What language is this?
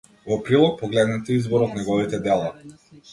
Macedonian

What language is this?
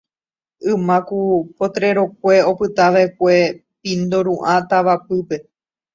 Guarani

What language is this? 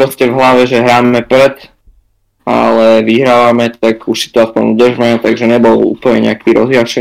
Slovak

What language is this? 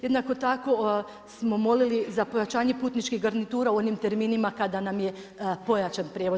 Croatian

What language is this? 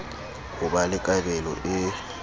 Southern Sotho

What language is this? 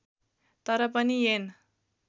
Nepali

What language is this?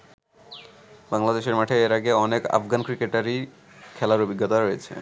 Bangla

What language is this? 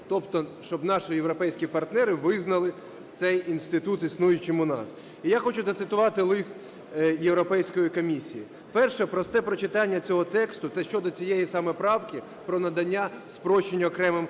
Ukrainian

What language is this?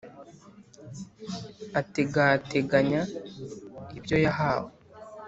Kinyarwanda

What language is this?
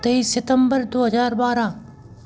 Hindi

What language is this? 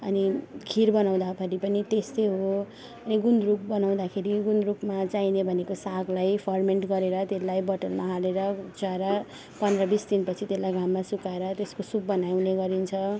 Nepali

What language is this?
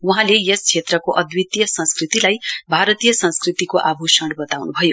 Nepali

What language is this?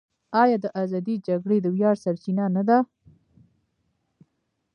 Pashto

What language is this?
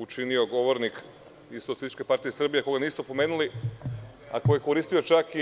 Serbian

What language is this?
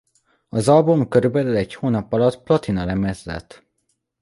Hungarian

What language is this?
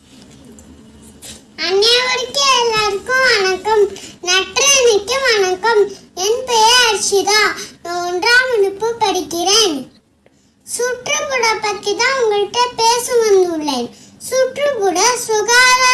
Tamil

